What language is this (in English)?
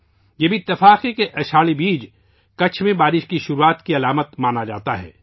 Urdu